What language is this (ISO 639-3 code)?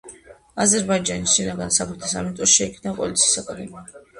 kat